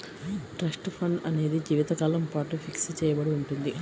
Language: Telugu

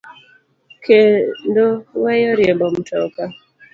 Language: Luo (Kenya and Tanzania)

